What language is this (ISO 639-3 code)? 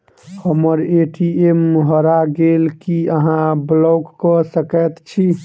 mai